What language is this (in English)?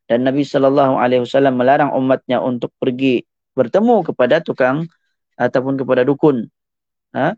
Malay